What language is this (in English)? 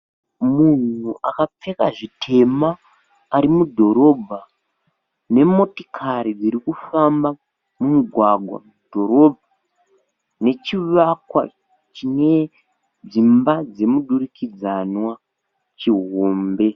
Shona